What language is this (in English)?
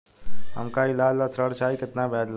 Bhojpuri